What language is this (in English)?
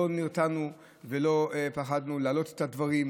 Hebrew